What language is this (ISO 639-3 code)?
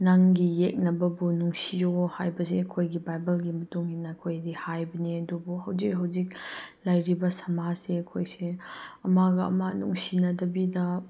mni